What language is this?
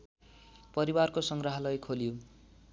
Nepali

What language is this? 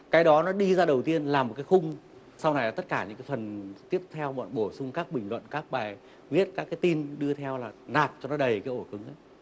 Vietnamese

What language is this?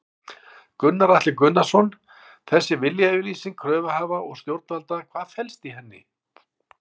Icelandic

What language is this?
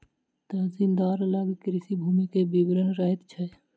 Maithili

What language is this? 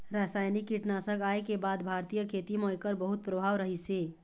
Chhattisgarhi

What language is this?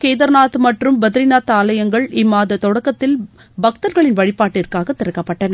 Tamil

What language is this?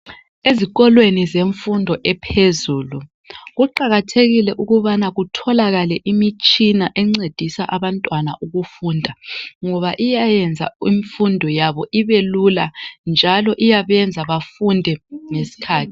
North Ndebele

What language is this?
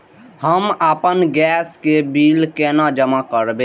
Maithili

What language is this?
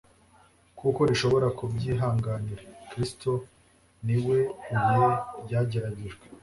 Kinyarwanda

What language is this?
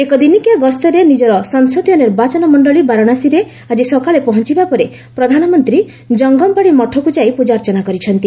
Odia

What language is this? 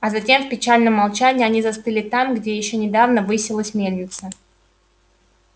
Russian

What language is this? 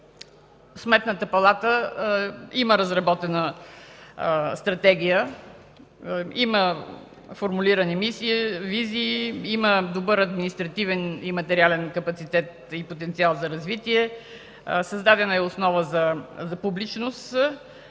Bulgarian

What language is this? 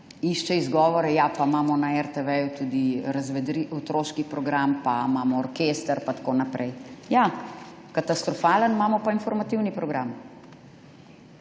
Slovenian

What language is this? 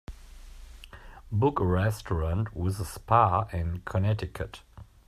English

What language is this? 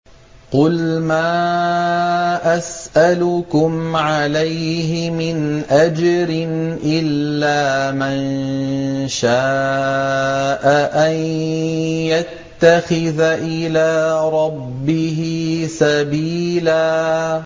Arabic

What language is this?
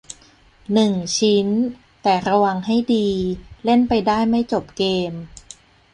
Thai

